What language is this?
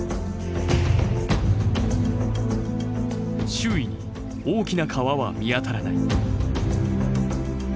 Japanese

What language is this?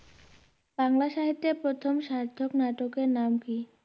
Bangla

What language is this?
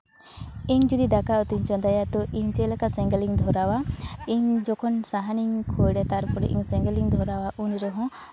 Santali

